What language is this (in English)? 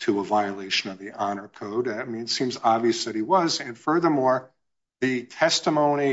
English